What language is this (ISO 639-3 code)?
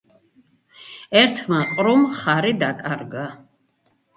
kat